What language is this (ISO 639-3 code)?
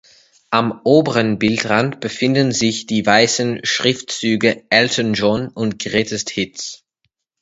deu